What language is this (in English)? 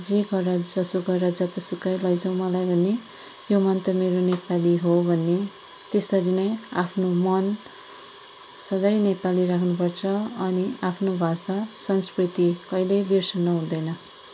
Nepali